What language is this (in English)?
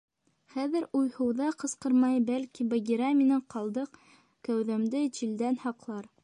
Bashkir